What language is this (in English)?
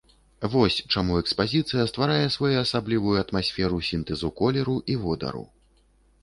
Belarusian